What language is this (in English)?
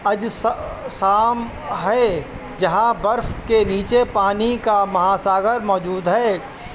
Urdu